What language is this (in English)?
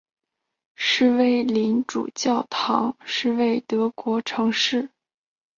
Chinese